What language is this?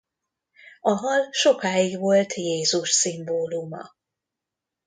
Hungarian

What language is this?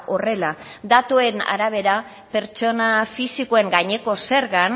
Basque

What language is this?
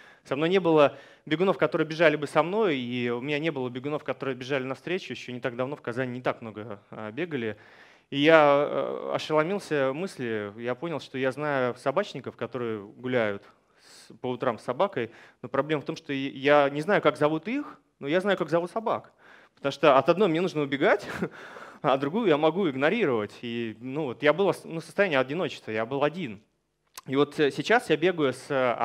Russian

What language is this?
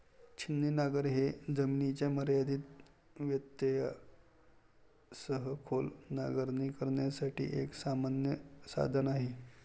Marathi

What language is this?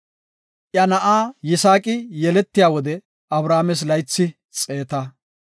Gofa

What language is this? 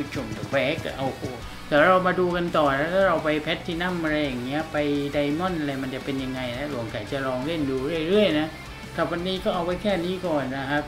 Thai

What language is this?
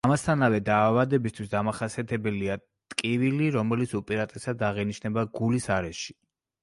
Georgian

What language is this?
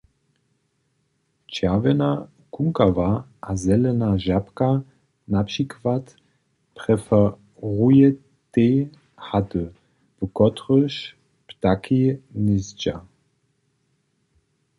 Upper Sorbian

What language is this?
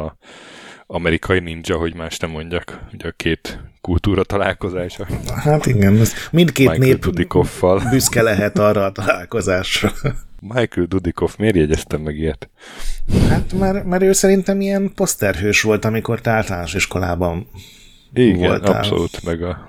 Hungarian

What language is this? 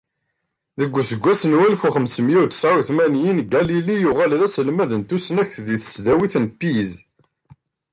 Kabyle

